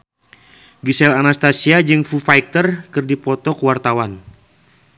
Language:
Sundanese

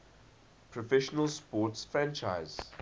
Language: English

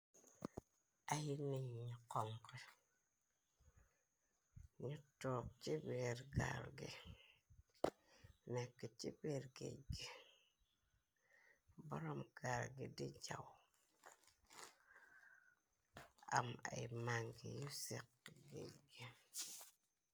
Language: Wolof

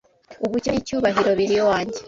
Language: Kinyarwanda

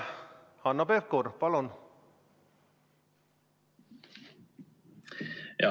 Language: Estonian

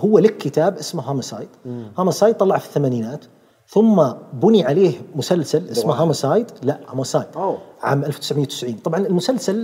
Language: Arabic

